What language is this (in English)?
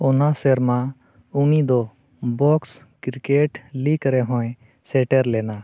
Santali